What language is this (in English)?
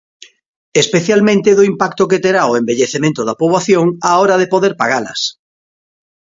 Galician